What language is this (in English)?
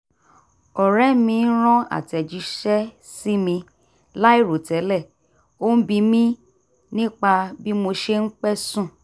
Yoruba